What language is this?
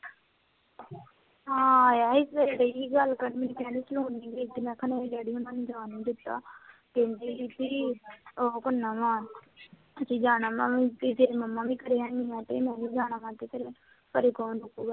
Punjabi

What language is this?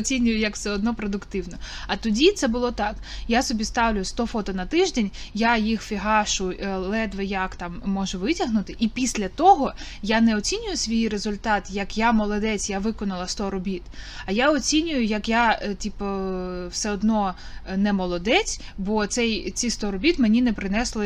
Ukrainian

